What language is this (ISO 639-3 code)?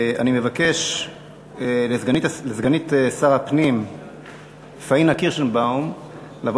heb